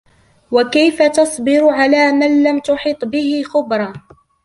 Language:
Arabic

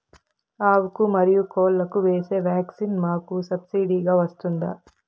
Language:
Telugu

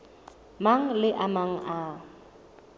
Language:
Southern Sotho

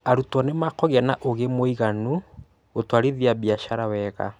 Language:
Kikuyu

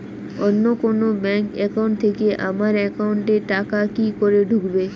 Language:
Bangla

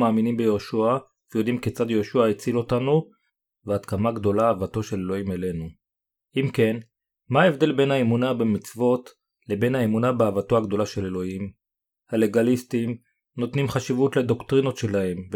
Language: Hebrew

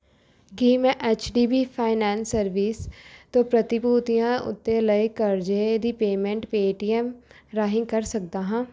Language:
Punjabi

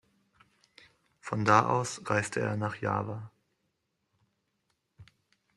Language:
German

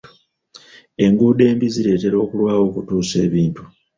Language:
Ganda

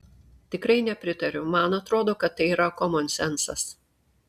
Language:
Lithuanian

